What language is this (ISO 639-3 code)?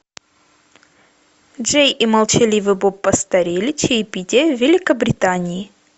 rus